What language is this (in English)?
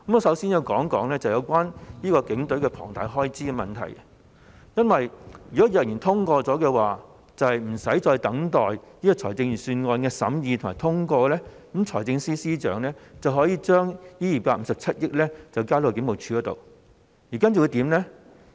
Cantonese